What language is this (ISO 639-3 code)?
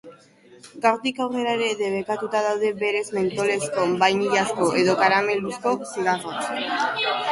eus